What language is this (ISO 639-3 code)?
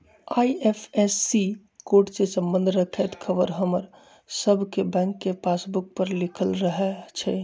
mag